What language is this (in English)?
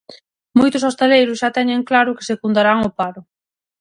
Galician